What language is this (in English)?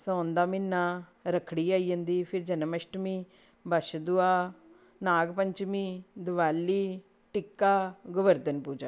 Dogri